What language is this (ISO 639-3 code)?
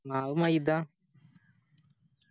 mal